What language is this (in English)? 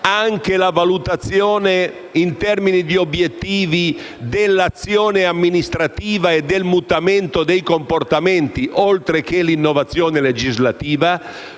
Italian